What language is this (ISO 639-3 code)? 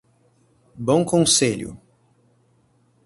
por